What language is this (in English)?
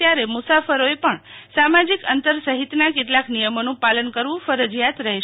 Gujarati